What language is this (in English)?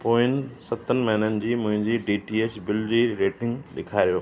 Sindhi